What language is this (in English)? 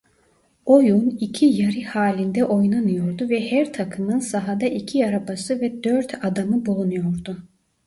Turkish